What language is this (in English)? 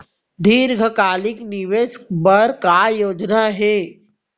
Chhattisgarhi